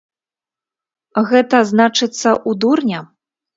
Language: Belarusian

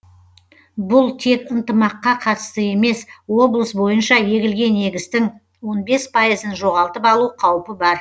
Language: Kazakh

